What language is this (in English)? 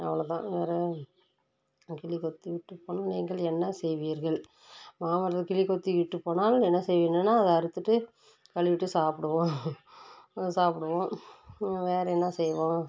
Tamil